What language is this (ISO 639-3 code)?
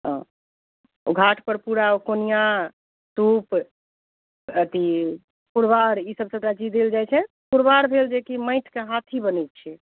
mai